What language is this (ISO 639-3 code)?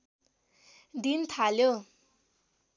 nep